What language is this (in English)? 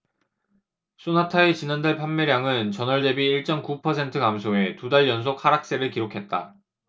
Korean